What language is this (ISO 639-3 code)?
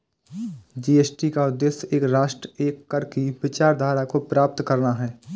hin